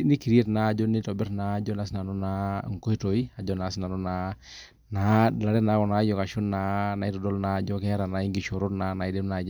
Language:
Masai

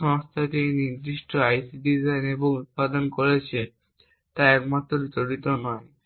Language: Bangla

